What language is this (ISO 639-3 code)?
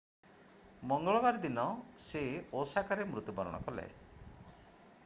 ori